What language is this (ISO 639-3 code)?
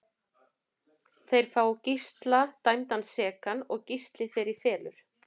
isl